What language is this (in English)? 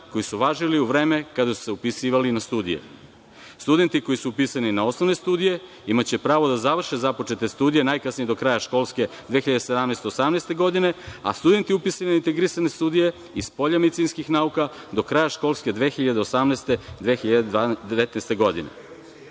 Serbian